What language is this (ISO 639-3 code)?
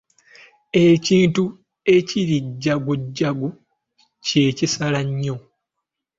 lug